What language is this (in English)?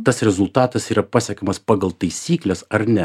Lithuanian